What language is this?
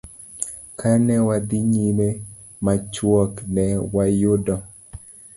Luo (Kenya and Tanzania)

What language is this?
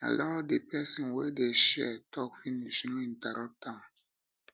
Nigerian Pidgin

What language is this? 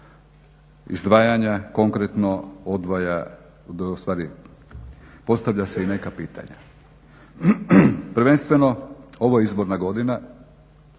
Croatian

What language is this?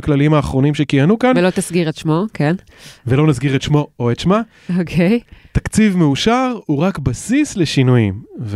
Hebrew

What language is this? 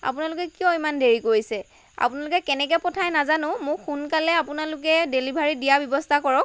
Assamese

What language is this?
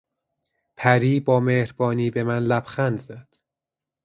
Persian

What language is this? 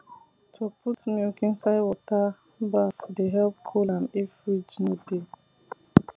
Nigerian Pidgin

